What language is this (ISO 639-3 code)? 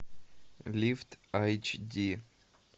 rus